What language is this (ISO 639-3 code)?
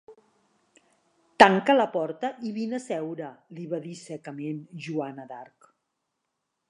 cat